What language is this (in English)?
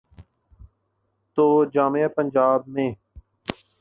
Urdu